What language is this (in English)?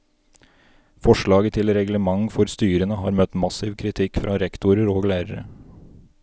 Norwegian